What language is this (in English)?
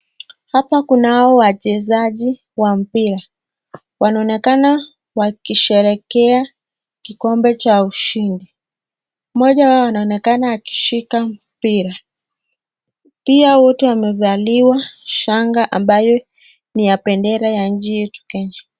Swahili